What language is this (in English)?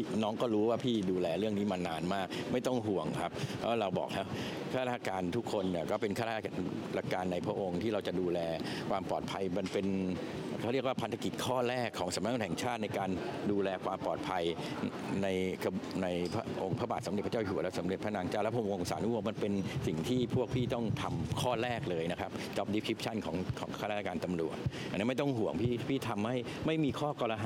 Thai